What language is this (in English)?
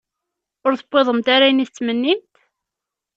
Kabyle